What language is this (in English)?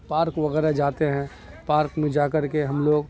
Urdu